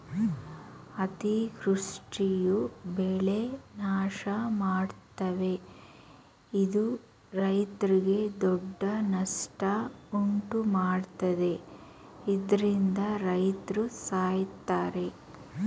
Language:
Kannada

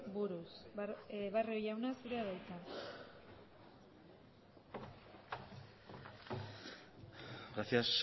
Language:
Basque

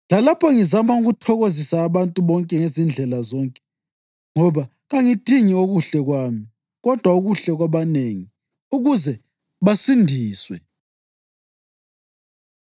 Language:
North Ndebele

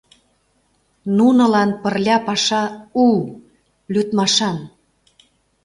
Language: Mari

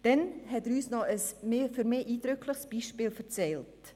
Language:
Swiss German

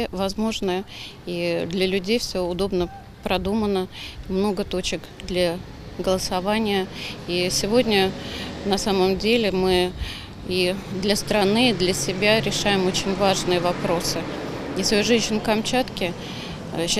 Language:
Russian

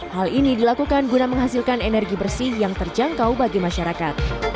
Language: Indonesian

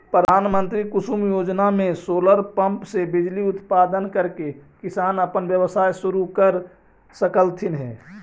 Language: Magahi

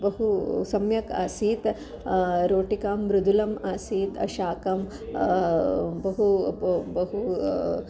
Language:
Sanskrit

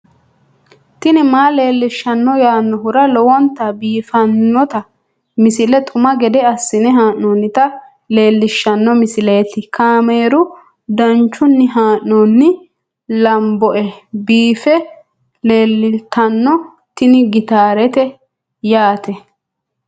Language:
Sidamo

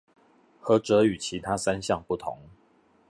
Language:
Chinese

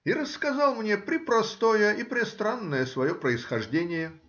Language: Russian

